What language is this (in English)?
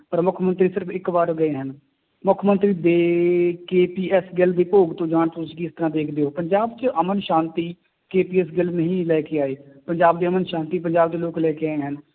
Punjabi